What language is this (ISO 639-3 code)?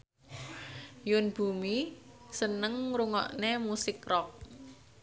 jav